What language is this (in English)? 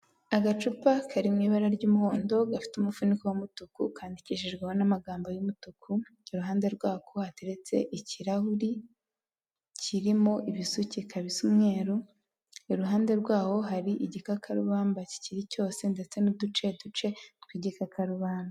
Kinyarwanda